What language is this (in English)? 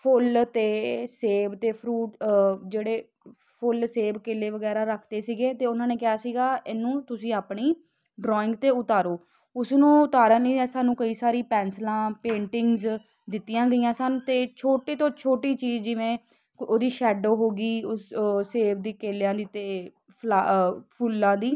Punjabi